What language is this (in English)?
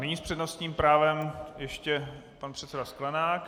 Czech